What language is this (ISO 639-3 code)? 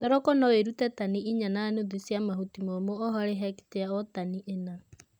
kik